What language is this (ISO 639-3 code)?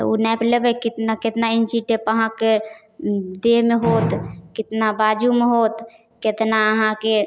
mai